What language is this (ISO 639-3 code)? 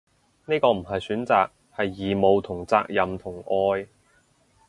yue